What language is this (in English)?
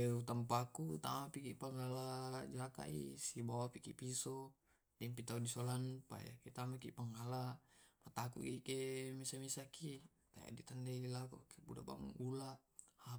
Tae'